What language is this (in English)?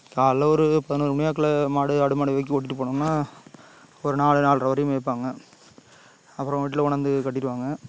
Tamil